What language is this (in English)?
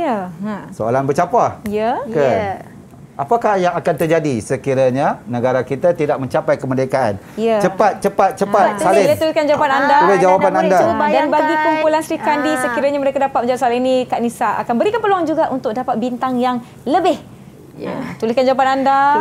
Malay